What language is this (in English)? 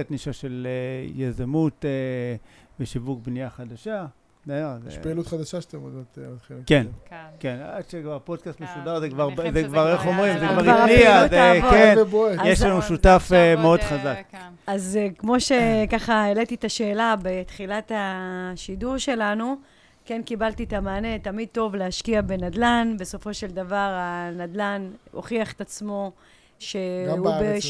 Hebrew